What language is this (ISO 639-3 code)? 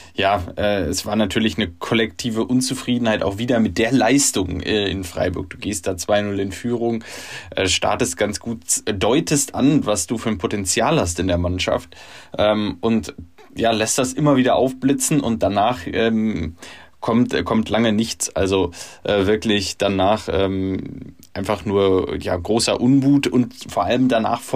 deu